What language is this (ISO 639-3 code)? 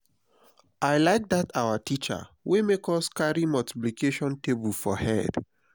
pcm